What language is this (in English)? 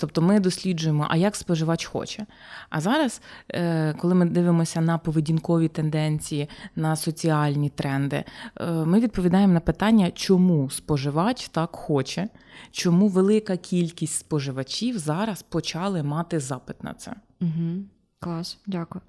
Ukrainian